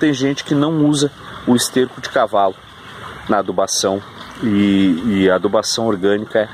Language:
Portuguese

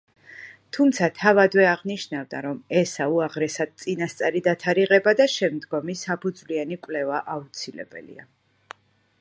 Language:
Georgian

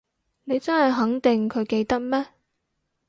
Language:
Cantonese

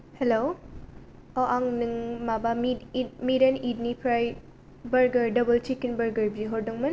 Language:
Bodo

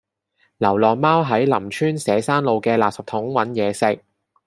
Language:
Cantonese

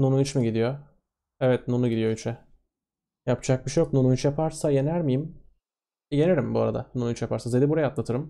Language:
Turkish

